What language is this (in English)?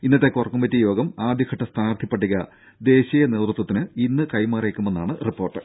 Malayalam